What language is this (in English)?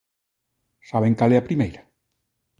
Galician